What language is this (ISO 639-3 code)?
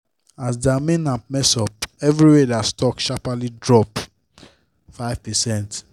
pcm